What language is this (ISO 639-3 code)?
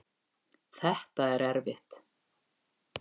isl